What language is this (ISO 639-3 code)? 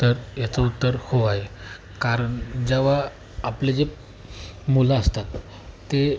mar